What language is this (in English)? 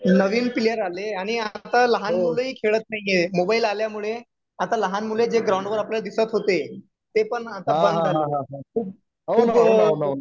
Marathi